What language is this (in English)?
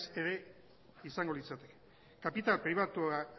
Basque